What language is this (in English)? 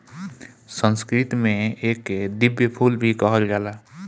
Bhojpuri